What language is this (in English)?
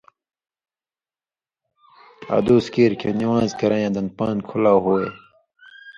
Indus Kohistani